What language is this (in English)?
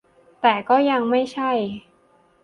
Thai